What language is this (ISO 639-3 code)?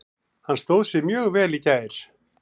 isl